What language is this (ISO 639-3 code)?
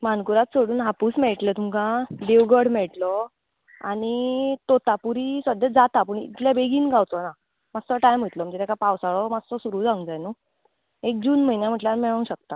kok